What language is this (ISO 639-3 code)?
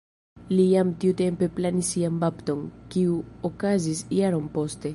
epo